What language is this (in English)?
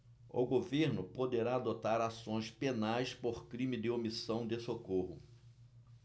Portuguese